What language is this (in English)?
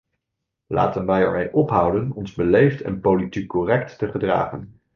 Dutch